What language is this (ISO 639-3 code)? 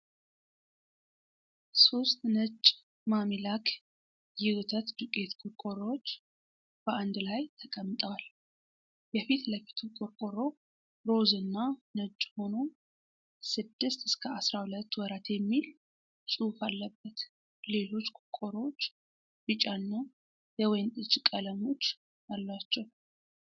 amh